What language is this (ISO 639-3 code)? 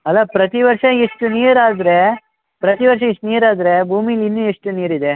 kan